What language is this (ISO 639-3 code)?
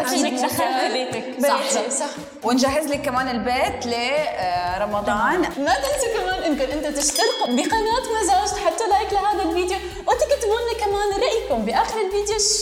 ara